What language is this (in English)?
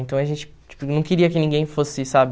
Portuguese